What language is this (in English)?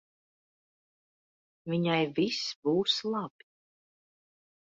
Latvian